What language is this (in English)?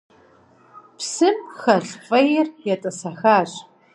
Kabardian